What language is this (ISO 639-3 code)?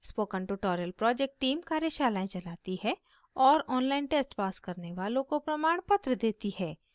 hin